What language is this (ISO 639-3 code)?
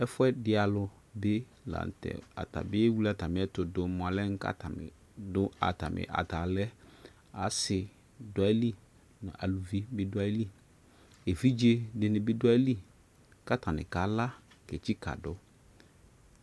kpo